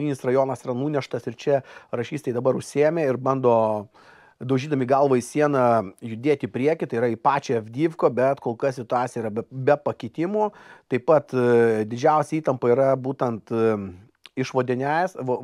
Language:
Lithuanian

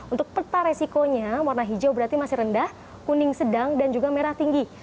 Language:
Indonesian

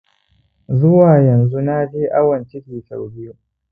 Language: Hausa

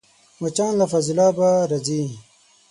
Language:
Pashto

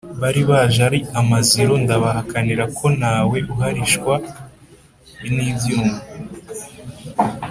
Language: Kinyarwanda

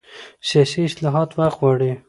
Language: Pashto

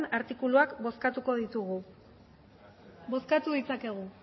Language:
Basque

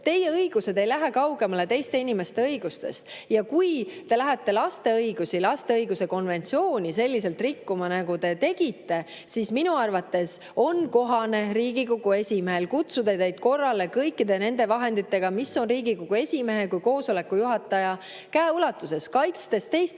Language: Estonian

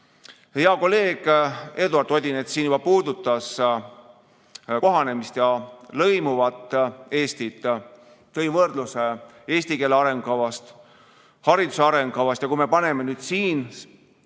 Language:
Estonian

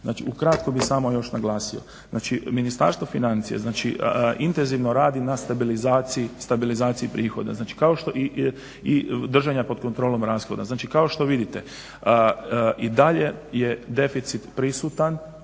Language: Croatian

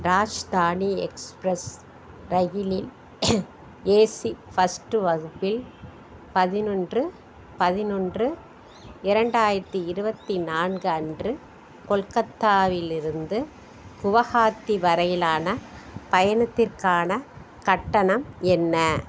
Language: Tamil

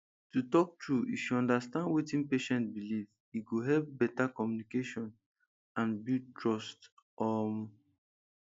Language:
Nigerian Pidgin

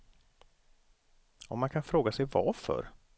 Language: Swedish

